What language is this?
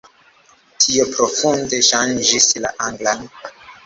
Esperanto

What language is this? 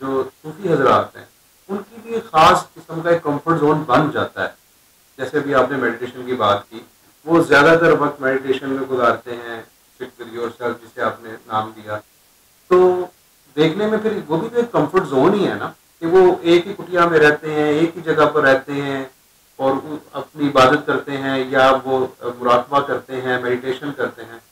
Hindi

